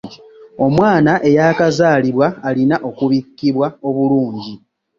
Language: Ganda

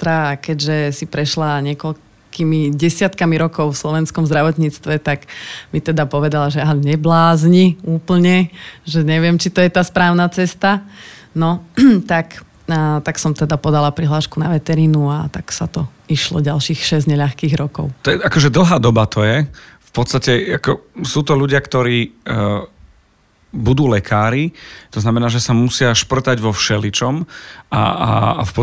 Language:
Slovak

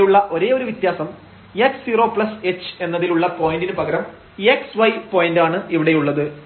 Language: Malayalam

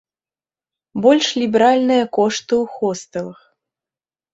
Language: Belarusian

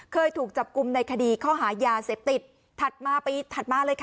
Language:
Thai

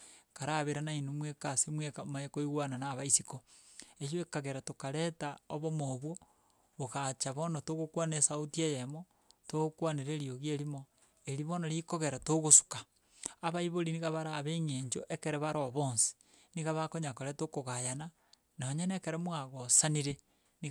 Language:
Gusii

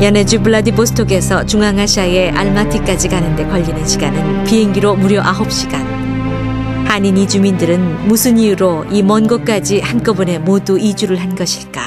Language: Korean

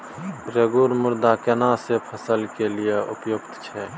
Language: Maithili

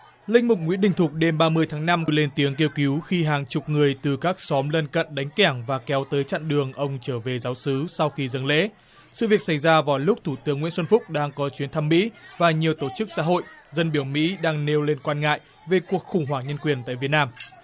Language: Vietnamese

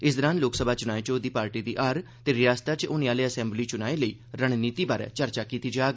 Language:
Dogri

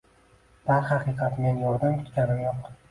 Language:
Uzbek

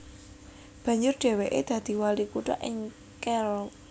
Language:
Javanese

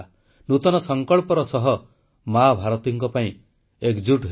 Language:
Odia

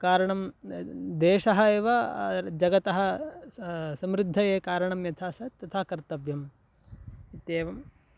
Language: Sanskrit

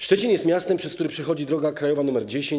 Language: Polish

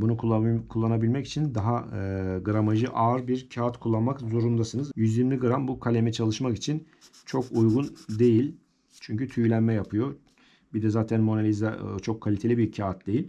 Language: Turkish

